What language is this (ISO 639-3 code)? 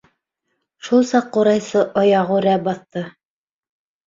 bak